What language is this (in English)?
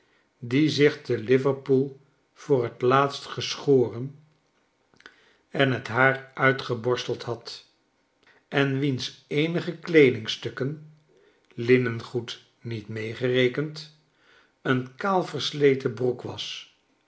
Dutch